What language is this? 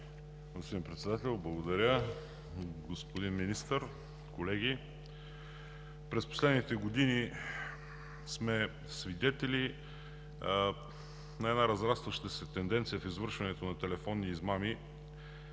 Bulgarian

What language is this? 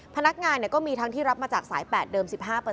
Thai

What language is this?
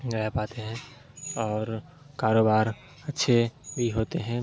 Urdu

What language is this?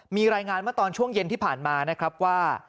Thai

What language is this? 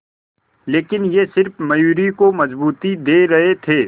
Hindi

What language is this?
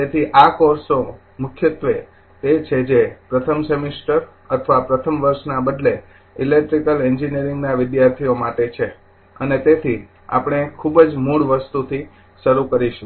Gujarati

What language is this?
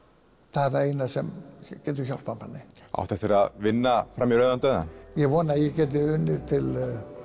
Icelandic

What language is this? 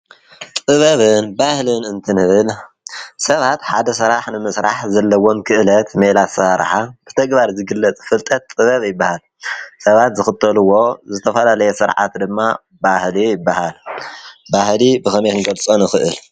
Tigrinya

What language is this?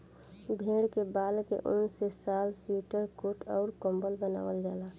Bhojpuri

